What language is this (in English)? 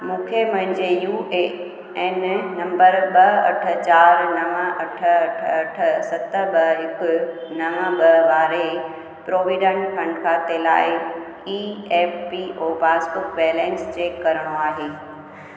Sindhi